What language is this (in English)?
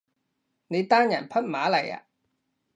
Cantonese